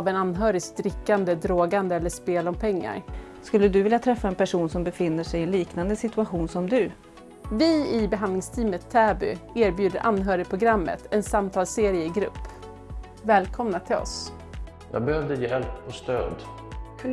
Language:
Swedish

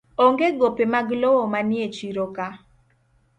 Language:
Luo (Kenya and Tanzania)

